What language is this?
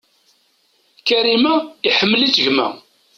Kabyle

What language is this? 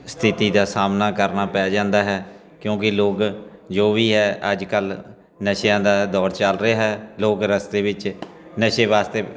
Punjabi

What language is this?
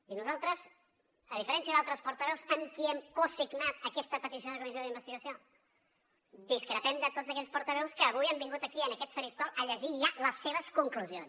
Catalan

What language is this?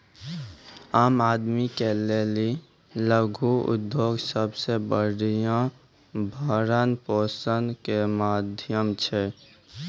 Maithili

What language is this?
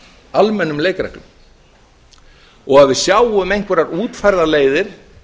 Icelandic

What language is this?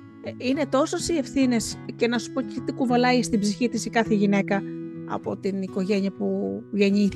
Greek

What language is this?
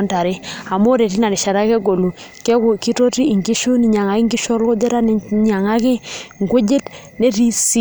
Masai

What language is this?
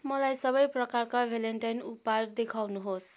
Nepali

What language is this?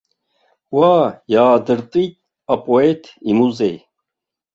Abkhazian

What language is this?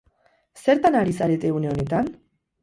Basque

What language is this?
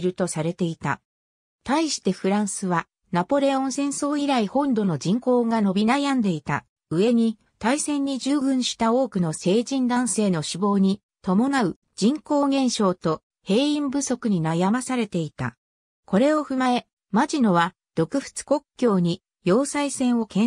Japanese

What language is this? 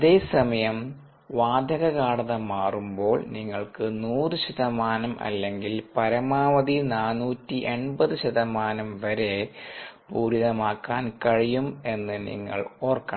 Malayalam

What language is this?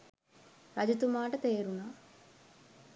Sinhala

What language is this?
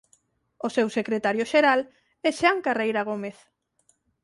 Galician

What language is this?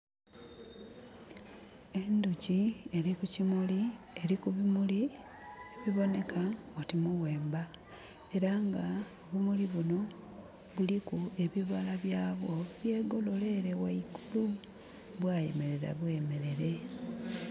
Soga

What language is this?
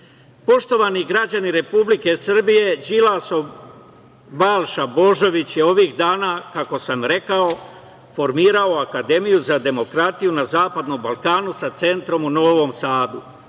Serbian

